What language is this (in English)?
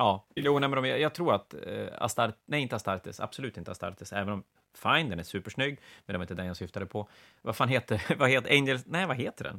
Swedish